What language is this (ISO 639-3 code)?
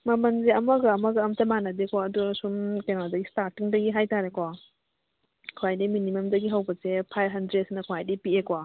mni